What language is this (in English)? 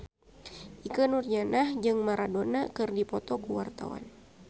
Sundanese